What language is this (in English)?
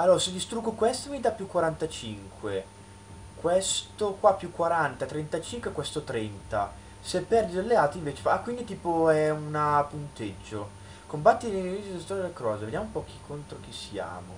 Italian